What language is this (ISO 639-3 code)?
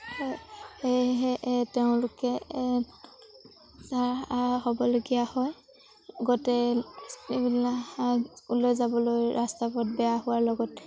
asm